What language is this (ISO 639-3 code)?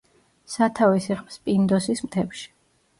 kat